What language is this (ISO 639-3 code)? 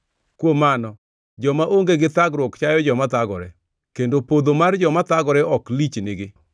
luo